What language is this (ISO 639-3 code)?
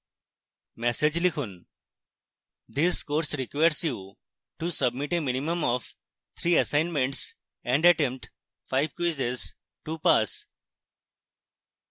ben